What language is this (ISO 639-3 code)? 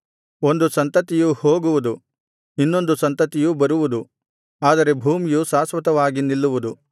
kan